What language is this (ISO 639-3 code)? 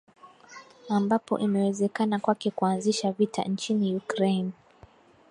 swa